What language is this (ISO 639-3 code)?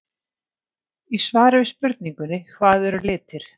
isl